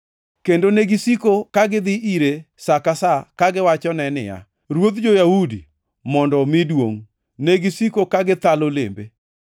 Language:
Luo (Kenya and Tanzania)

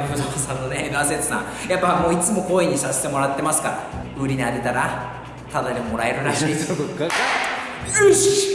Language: Japanese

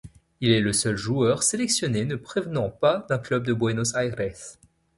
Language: French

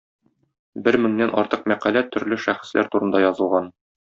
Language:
Tatar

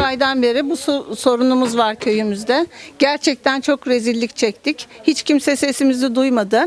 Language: Turkish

